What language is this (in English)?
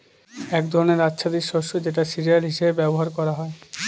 Bangla